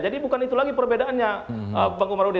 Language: Indonesian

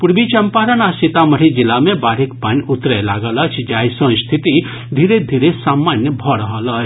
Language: Maithili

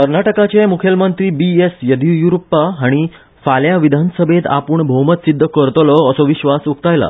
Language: Konkani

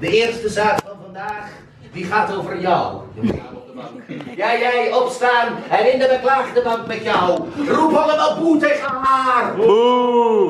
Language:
Dutch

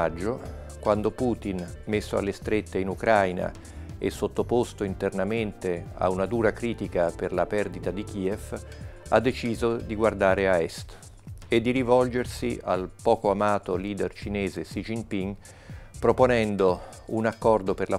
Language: Italian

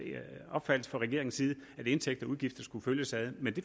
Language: Danish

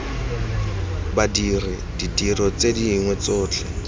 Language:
Tswana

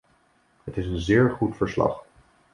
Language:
Dutch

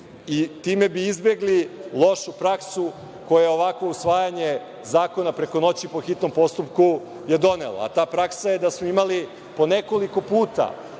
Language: Serbian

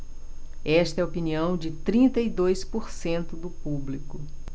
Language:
Portuguese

